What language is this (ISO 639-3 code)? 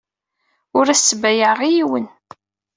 kab